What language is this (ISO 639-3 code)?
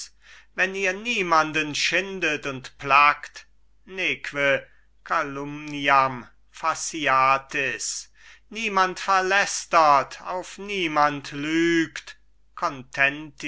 deu